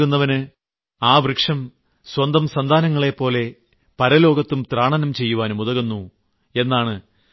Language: Malayalam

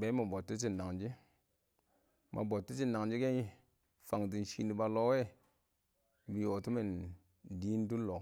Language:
Awak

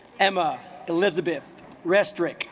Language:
English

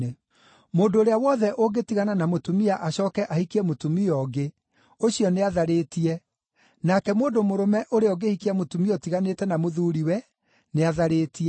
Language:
Kikuyu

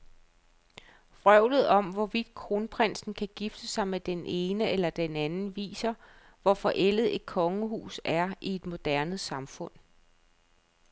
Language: Danish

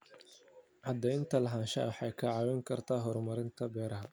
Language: Somali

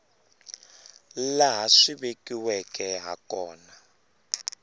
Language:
Tsonga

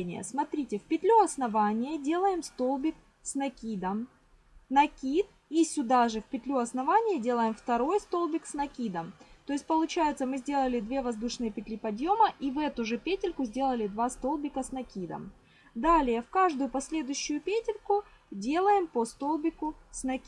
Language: Russian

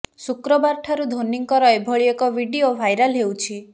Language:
Odia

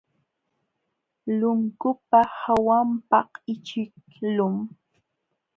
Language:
Jauja Wanca Quechua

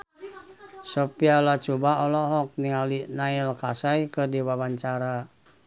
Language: Sundanese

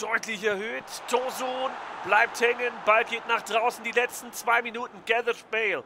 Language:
German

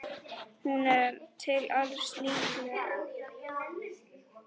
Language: Icelandic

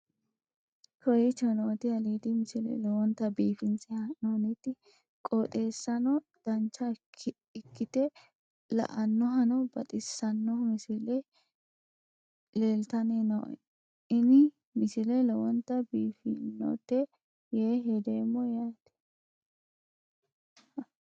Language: Sidamo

